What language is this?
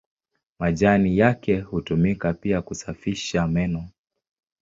Swahili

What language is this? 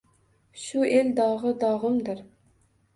Uzbek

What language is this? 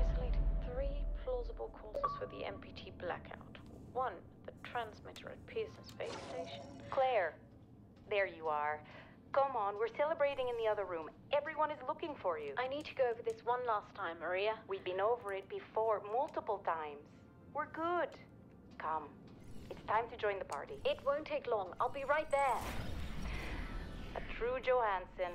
English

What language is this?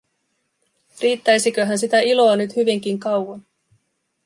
Finnish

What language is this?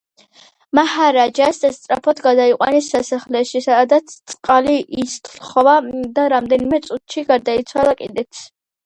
Georgian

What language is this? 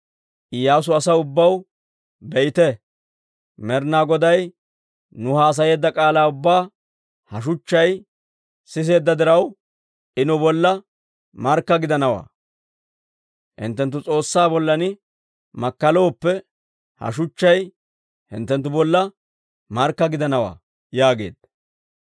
Dawro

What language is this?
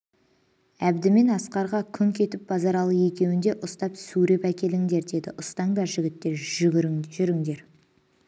Kazakh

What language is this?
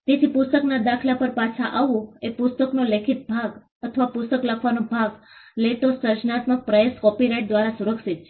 Gujarati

